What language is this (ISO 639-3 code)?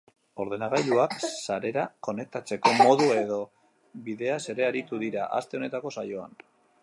eus